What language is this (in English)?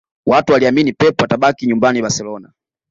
Swahili